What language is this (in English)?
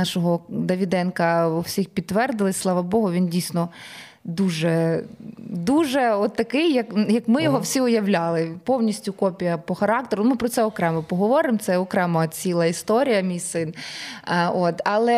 Ukrainian